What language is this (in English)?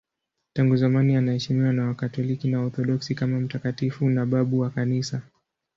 Swahili